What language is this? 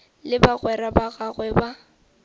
Northern Sotho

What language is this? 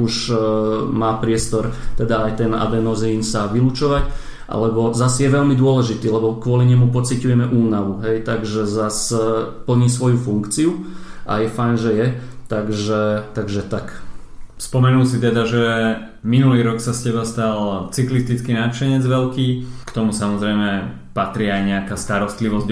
Slovak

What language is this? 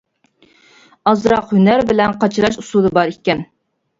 Uyghur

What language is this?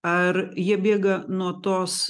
Lithuanian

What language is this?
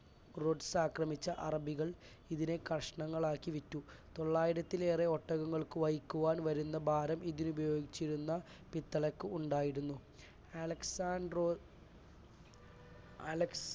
Malayalam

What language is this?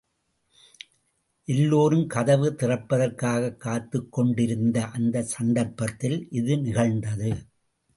Tamil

